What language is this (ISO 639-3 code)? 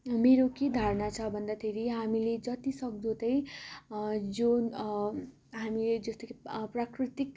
nep